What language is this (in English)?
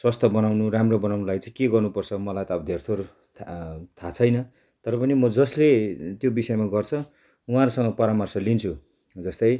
Nepali